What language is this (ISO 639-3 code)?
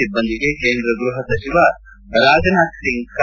kan